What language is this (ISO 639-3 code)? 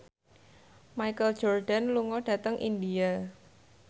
jav